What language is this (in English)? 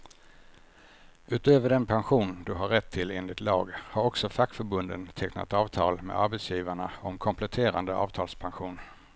Swedish